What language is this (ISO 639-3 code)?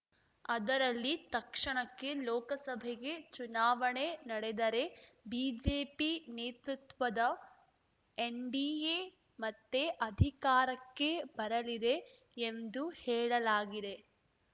kan